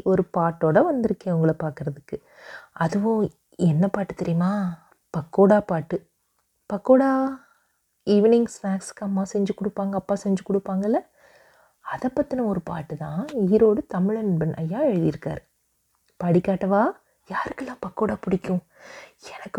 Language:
Tamil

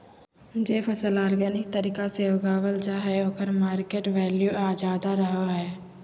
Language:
Magahi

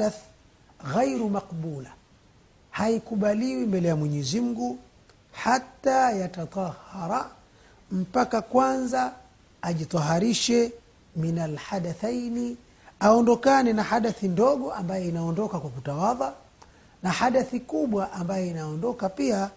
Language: Swahili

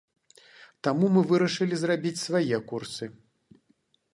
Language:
Belarusian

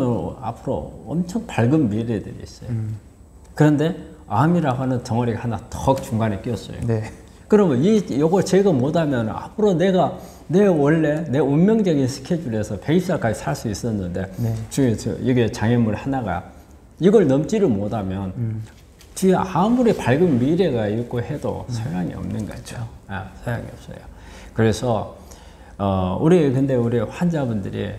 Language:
Korean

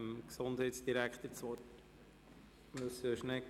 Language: Swiss German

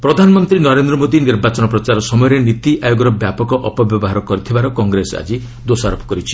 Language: Odia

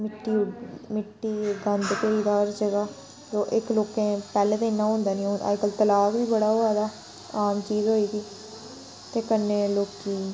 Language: Dogri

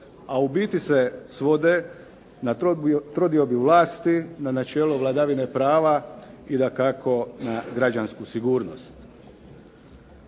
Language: Croatian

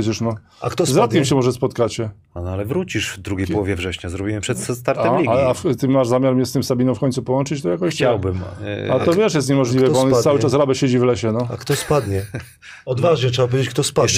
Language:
Polish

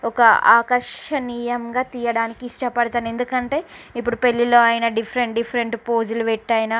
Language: Telugu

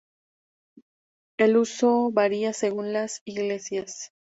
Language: Spanish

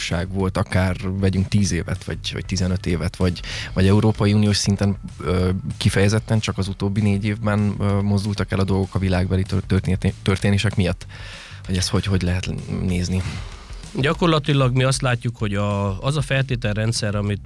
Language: Hungarian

